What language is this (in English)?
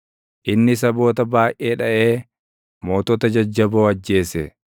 Oromo